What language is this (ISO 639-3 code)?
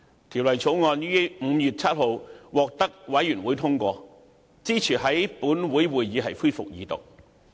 yue